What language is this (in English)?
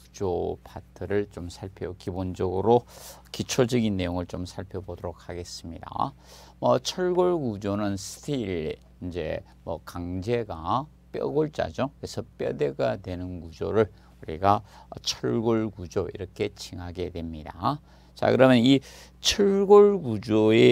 Korean